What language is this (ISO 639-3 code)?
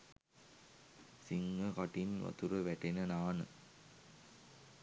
sin